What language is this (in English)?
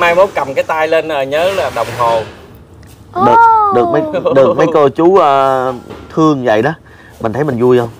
Vietnamese